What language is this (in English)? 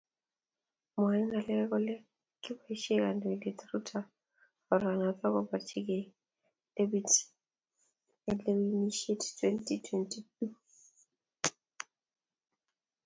Kalenjin